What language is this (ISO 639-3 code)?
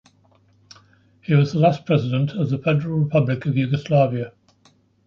eng